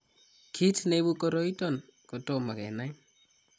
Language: Kalenjin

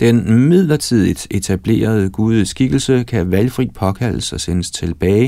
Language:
Danish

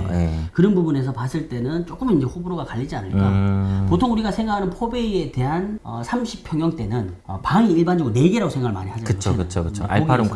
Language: Korean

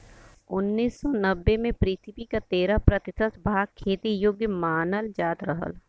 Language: Bhojpuri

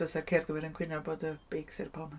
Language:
Welsh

